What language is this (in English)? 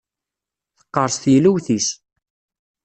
Kabyle